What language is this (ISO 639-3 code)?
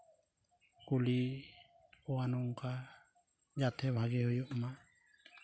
sat